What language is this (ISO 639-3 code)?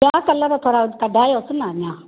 snd